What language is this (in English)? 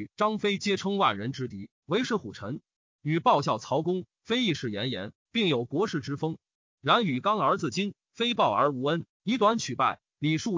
Chinese